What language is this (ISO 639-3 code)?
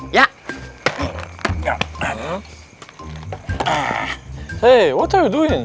ind